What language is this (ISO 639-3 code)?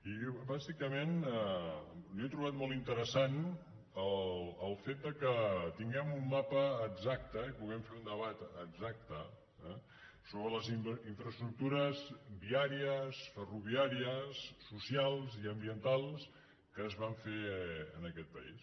cat